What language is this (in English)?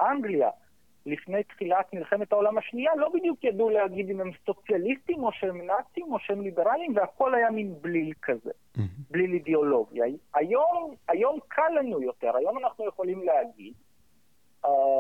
Hebrew